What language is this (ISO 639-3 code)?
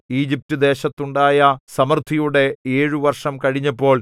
mal